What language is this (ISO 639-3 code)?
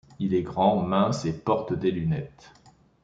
fra